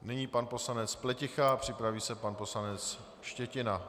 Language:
Czech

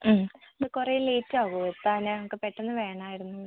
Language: Malayalam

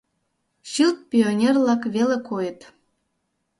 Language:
Mari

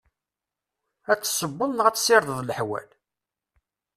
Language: Kabyle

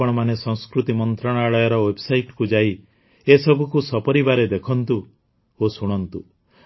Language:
Odia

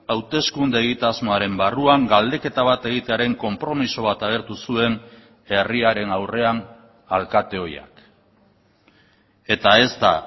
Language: Basque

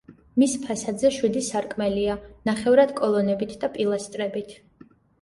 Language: Georgian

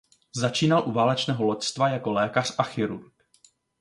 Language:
Czech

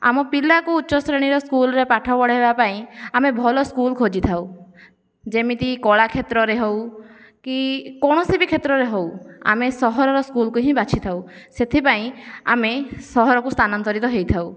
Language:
Odia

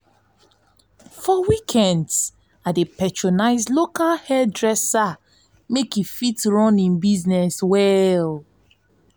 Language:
Nigerian Pidgin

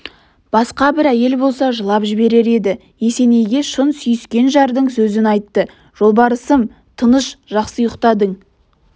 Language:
Kazakh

